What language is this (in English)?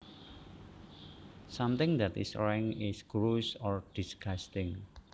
Javanese